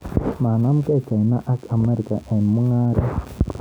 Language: Kalenjin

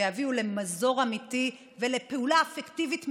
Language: Hebrew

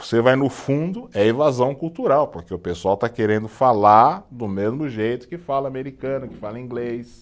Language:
Portuguese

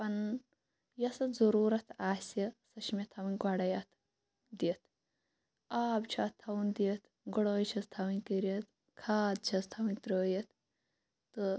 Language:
Kashmiri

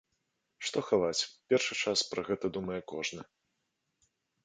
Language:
Belarusian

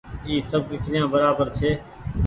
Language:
Goaria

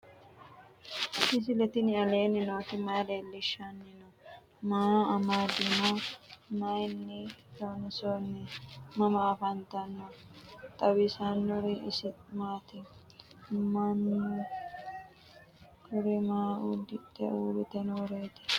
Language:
Sidamo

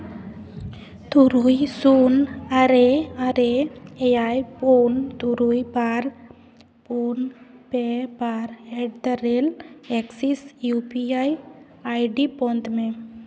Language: Santali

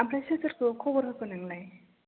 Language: Bodo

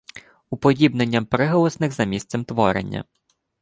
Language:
Ukrainian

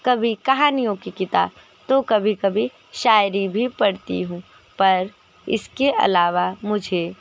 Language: Hindi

